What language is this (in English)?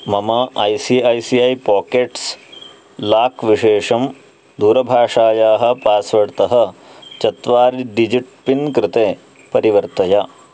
Sanskrit